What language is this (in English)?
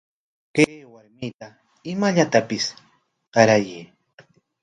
Corongo Ancash Quechua